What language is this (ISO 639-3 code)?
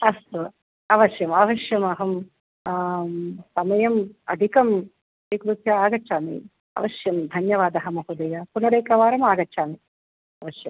san